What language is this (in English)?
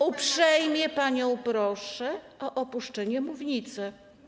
Polish